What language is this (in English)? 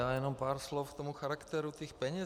Czech